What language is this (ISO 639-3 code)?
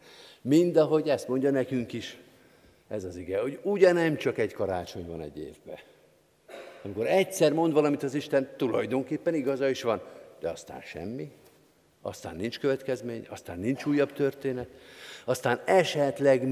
hun